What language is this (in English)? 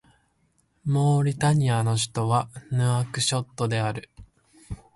Japanese